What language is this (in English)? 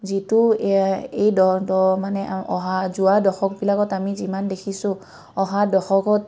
Assamese